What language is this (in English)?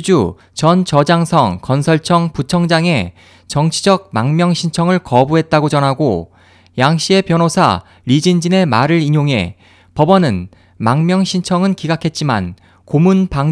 Korean